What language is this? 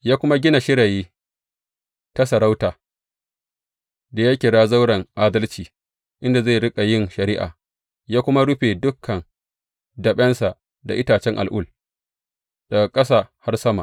Hausa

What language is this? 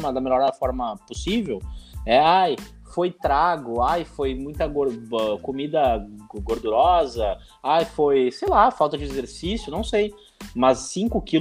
Portuguese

